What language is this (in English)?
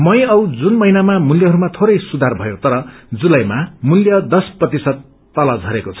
Nepali